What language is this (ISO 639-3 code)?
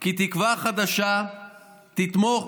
heb